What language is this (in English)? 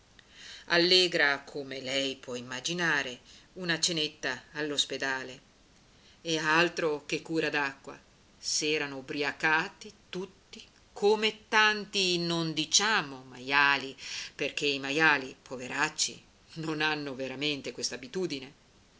Italian